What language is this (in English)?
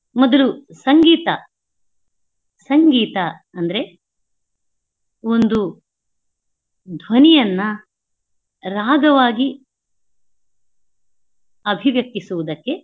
Kannada